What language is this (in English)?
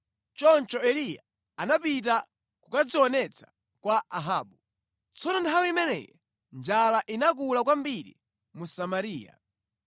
Nyanja